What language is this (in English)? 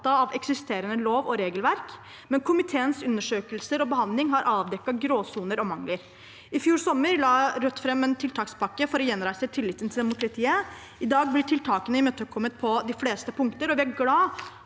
Norwegian